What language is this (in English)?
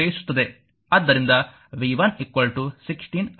Kannada